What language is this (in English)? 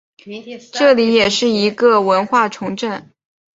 Chinese